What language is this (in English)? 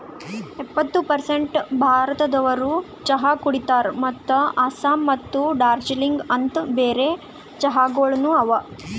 Kannada